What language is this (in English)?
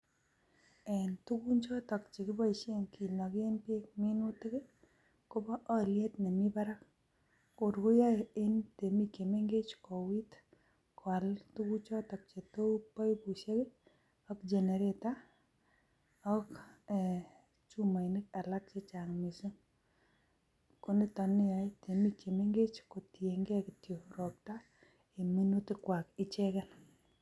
Kalenjin